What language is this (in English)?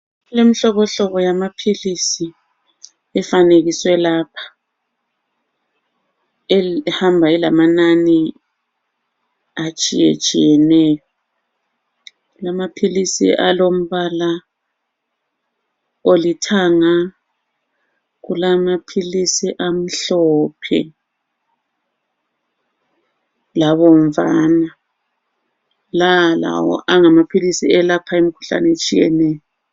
North Ndebele